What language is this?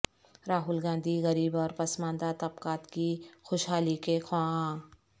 Urdu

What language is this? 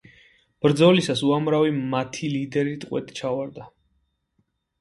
Georgian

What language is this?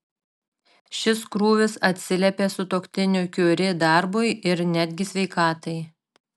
Lithuanian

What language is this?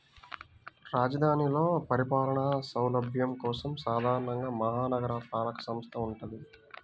Telugu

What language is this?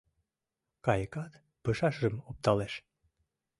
Mari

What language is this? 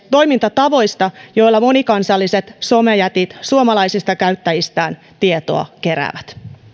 Finnish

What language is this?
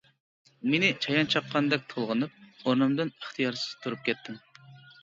Uyghur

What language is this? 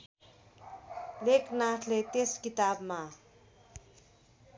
Nepali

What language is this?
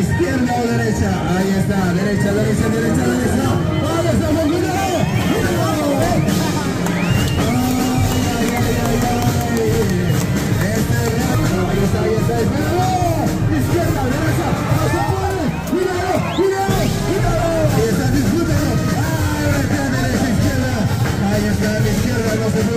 Spanish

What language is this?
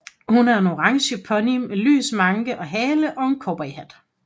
Danish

